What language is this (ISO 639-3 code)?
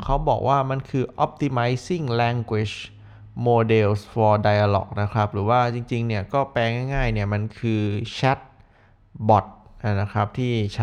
tha